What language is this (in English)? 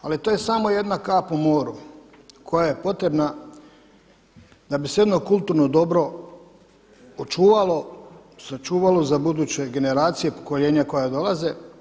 Croatian